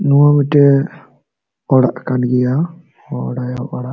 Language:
Santali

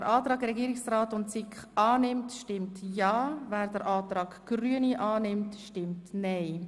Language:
Swiss German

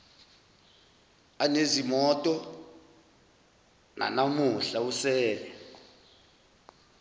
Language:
Zulu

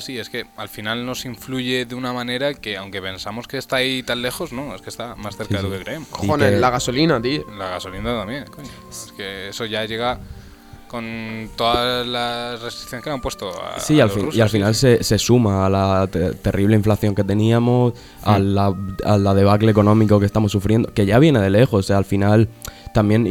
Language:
Spanish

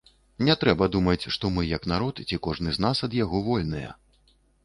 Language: Belarusian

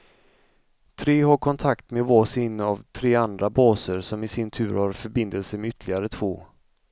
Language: Swedish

